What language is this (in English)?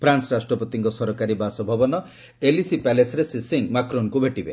Odia